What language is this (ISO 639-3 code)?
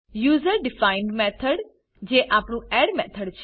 guj